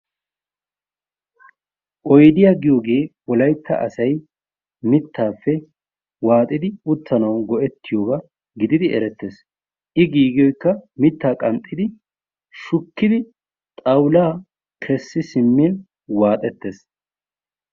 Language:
Wolaytta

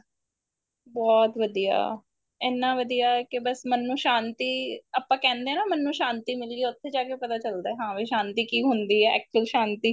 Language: Punjabi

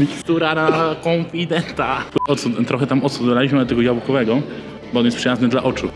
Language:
Polish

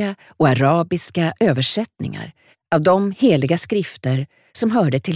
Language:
Swedish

